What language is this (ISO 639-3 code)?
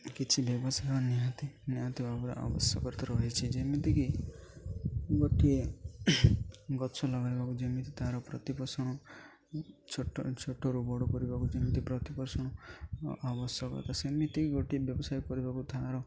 ori